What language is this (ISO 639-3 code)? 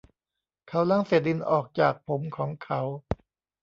tha